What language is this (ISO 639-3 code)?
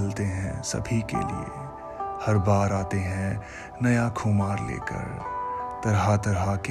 hin